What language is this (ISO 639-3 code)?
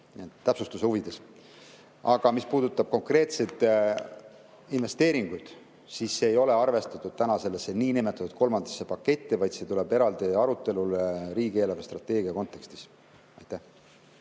est